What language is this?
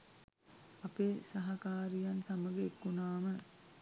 Sinhala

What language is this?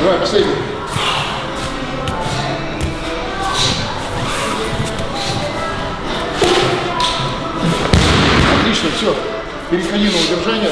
Russian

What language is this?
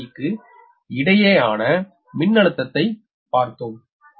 Tamil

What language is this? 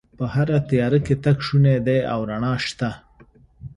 Pashto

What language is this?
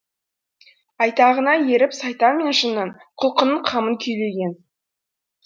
Kazakh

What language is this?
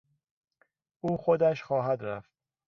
Persian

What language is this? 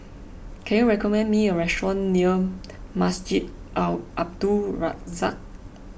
English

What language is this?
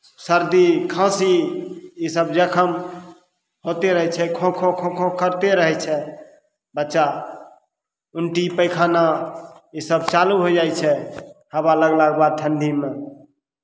Maithili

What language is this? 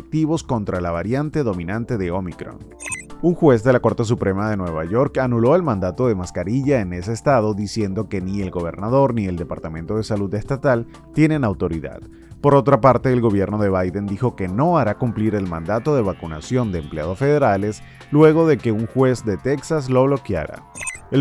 Spanish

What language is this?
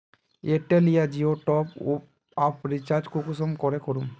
Magahi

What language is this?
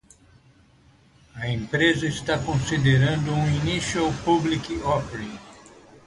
Portuguese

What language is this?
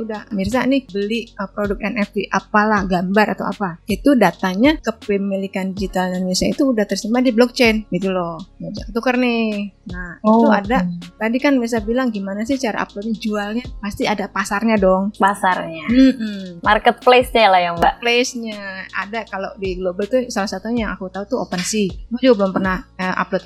Indonesian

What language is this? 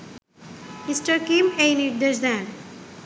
Bangla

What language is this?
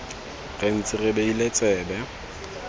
Tswana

